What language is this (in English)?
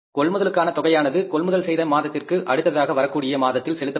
Tamil